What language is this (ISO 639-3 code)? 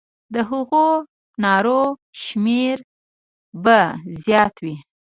pus